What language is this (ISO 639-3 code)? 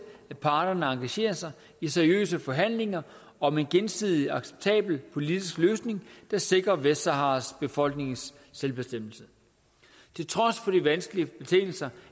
dan